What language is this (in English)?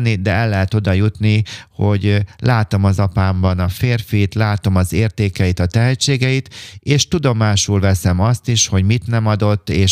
Hungarian